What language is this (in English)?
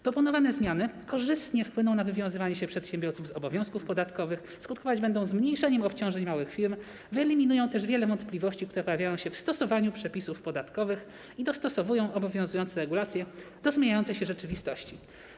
Polish